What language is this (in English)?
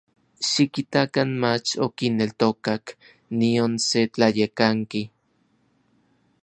Orizaba Nahuatl